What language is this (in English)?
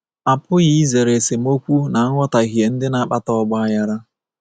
Igbo